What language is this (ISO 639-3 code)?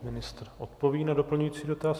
ces